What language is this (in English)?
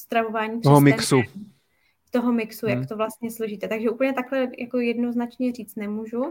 Czech